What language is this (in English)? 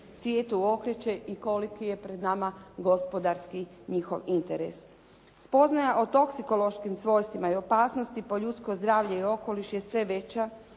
Croatian